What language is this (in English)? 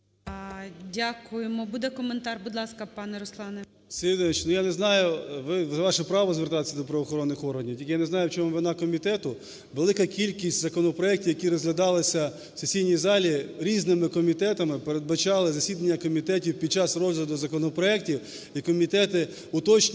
Ukrainian